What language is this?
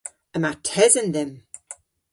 Cornish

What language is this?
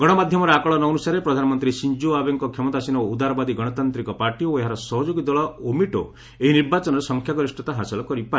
Odia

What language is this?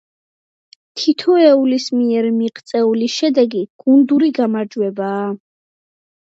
Georgian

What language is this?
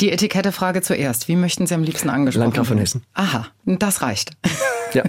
German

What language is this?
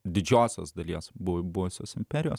Lithuanian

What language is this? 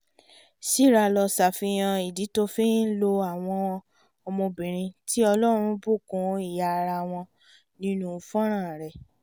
Yoruba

